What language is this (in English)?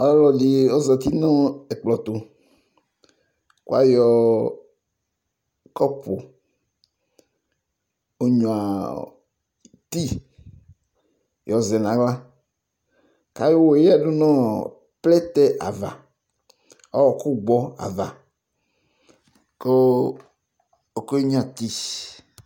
Ikposo